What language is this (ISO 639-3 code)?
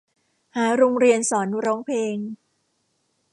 tha